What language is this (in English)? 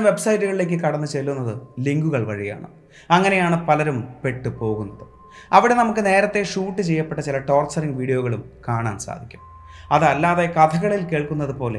Malayalam